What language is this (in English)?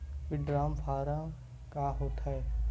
Chhattisgarhi